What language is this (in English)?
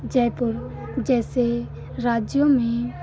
Hindi